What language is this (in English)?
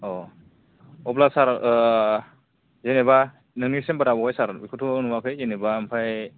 Bodo